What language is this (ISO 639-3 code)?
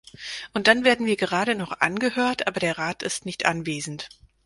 deu